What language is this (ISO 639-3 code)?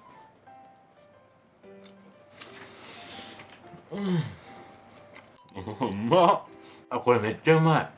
jpn